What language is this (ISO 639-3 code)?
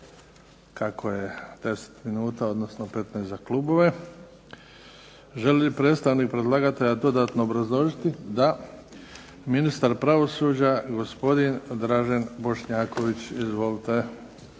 hrv